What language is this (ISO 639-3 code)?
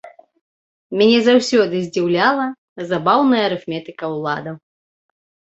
bel